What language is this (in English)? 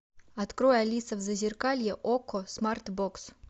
Russian